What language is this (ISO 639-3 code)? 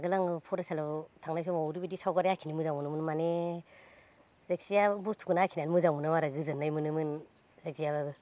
brx